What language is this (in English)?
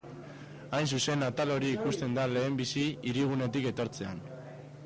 Basque